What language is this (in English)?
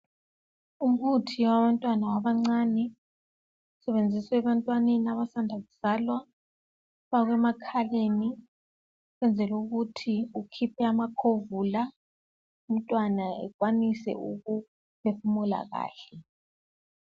North Ndebele